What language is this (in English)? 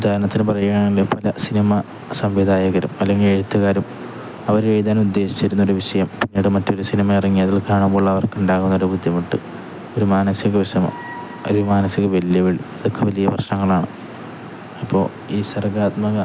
Malayalam